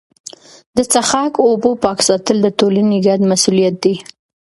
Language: Pashto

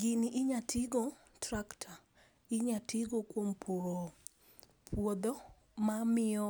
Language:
Luo (Kenya and Tanzania)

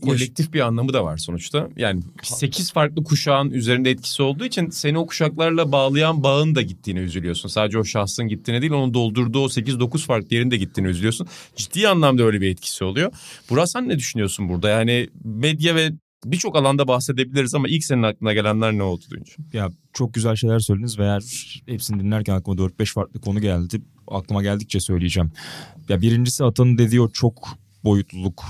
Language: Turkish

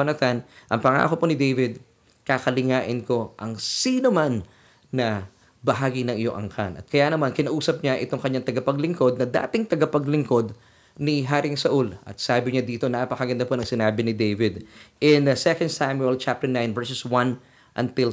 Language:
Filipino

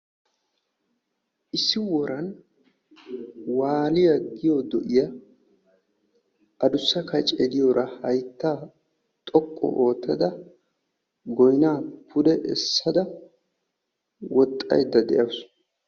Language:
Wolaytta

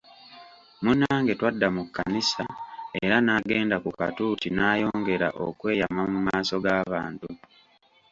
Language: Ganda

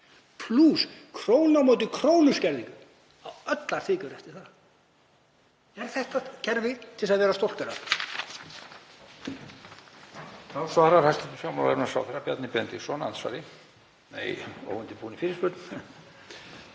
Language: Icelandic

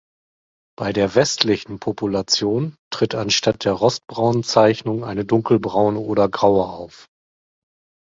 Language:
German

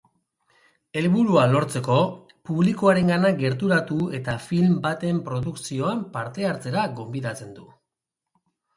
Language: Basque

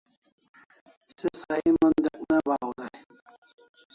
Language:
Kalasha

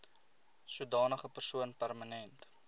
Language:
Afrikaans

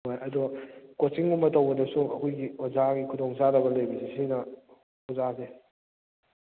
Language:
Manipuri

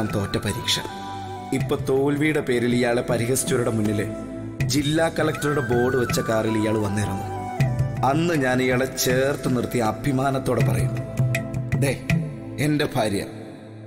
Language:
Malayalam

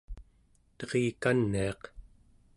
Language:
Central Yupik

